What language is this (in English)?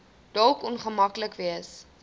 Afrikaans